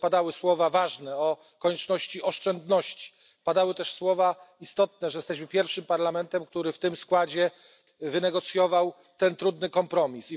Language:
Polish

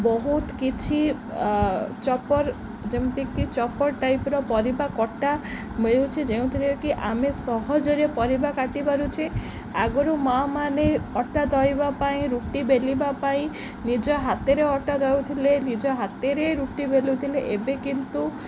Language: Odia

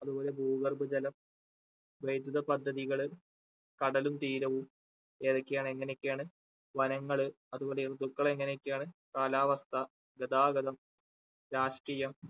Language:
Malayalam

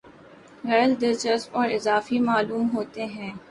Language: Urdu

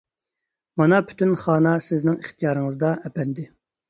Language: Uyghur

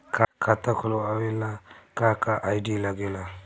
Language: Bhojpuri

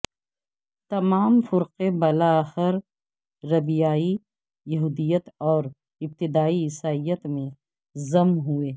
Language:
Urdu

